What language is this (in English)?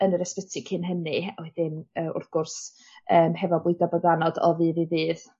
Welsh